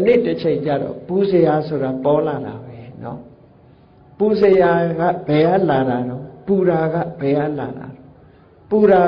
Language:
Vietnamese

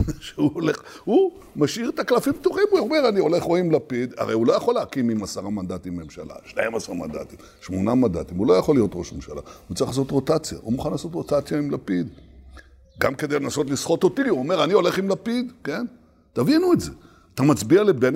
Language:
Hebrew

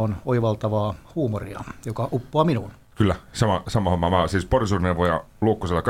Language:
Finnish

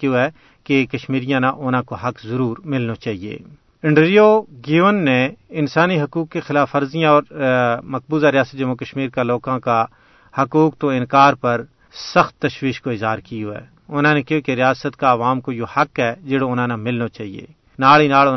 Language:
Urdu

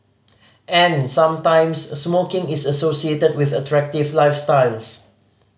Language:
English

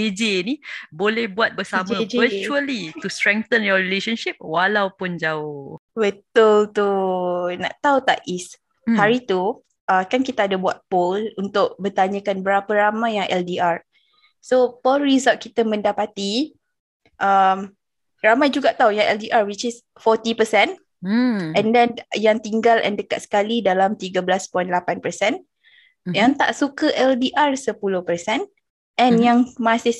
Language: Malay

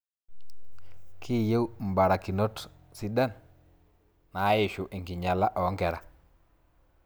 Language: Masai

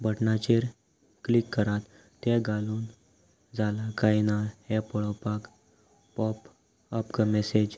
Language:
Konkani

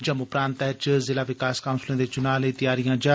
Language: Dogri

